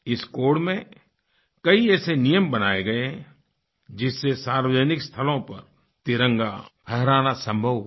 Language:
Hindi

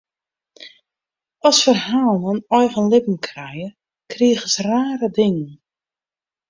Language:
Western Frisian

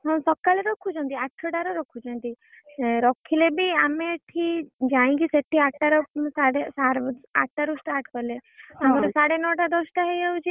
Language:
Odia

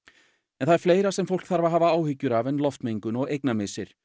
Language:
Icelandic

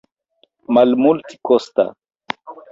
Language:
Esperanto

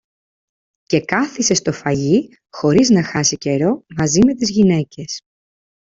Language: Greek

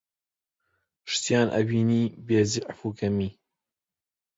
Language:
Central Kurdish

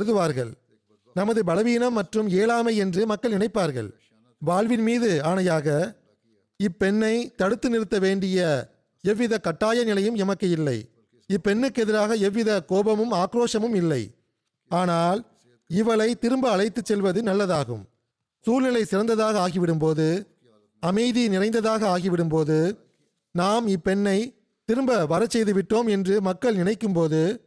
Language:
Tamil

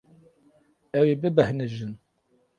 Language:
Kurdish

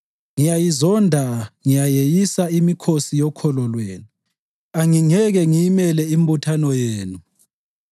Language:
North Ndebele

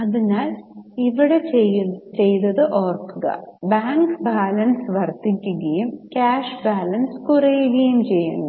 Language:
Malayalam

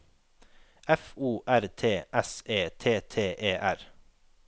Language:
Norwegian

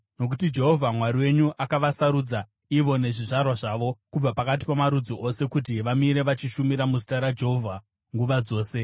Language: Shona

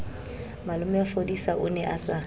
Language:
Southern Sotho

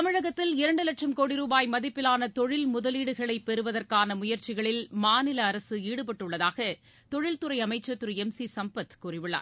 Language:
Tamil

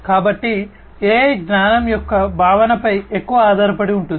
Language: Telugu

